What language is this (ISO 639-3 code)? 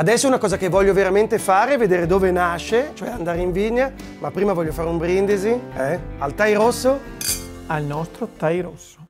ita